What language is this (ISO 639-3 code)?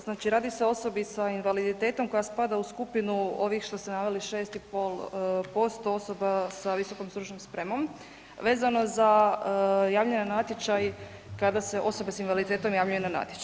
hrv